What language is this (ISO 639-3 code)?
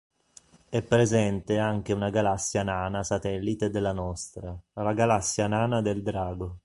ita